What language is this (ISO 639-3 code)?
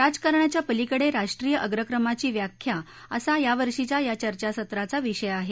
mar